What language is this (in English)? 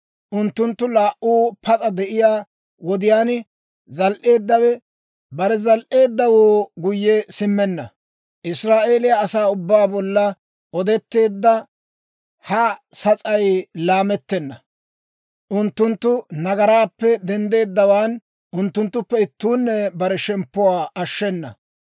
Dawro